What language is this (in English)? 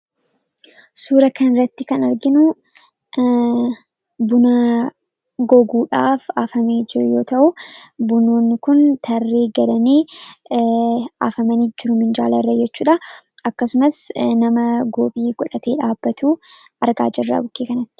Oromo